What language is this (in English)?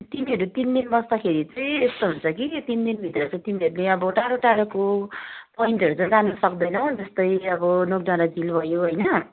Nepali